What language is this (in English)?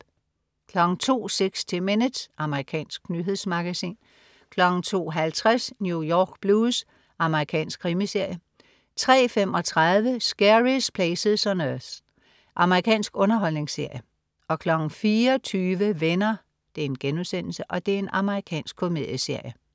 Danish